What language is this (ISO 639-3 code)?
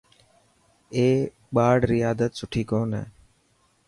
mki